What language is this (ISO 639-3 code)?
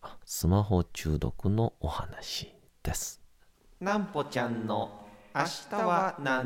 jpn